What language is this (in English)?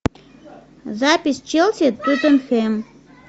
Russian